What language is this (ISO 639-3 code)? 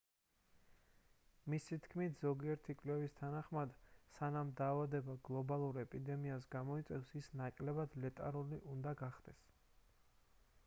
kat